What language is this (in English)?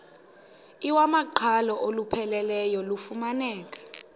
Xhosa